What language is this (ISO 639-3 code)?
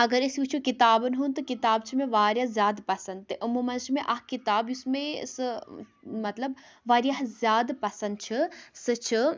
kas